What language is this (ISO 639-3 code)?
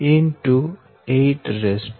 guj